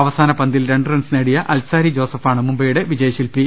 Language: Malayalam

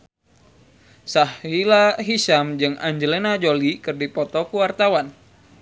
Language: Sundanese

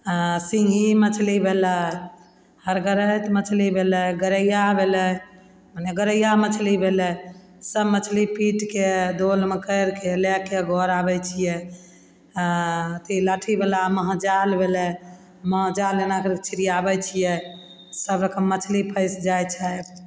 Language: Maithili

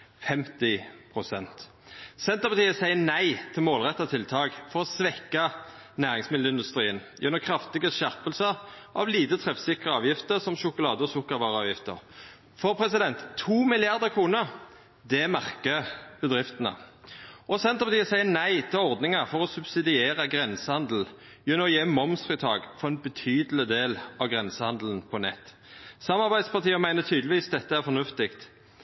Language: Norwegian Nynorsk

